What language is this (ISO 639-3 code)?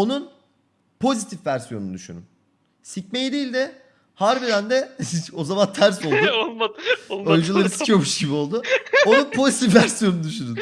tur